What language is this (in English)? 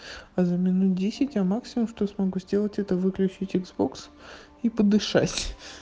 Russian